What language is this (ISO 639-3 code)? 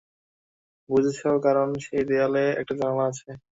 ben